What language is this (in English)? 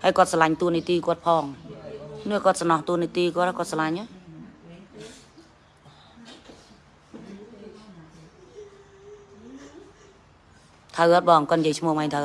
Vietnamese